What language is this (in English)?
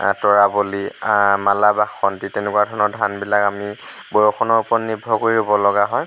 Assamese